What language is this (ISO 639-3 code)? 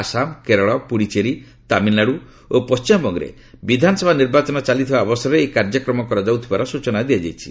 ori